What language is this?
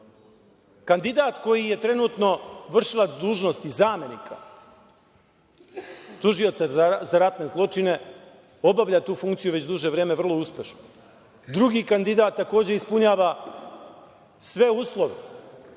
Serbian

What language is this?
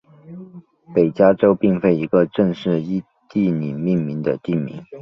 Chinese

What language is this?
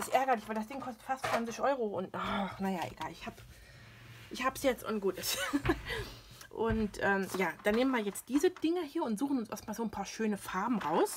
German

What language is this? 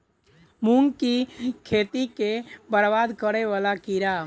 Maithili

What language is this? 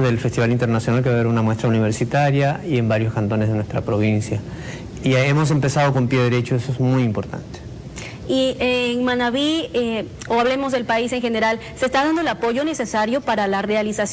Spanish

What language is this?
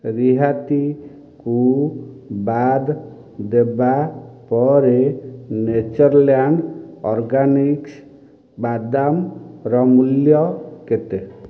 Odia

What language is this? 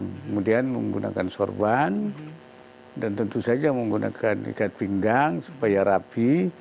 Indonesian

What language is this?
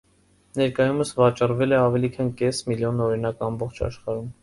Armenian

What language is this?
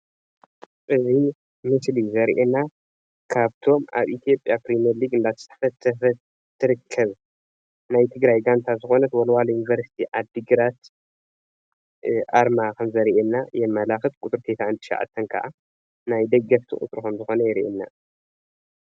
Tigrinya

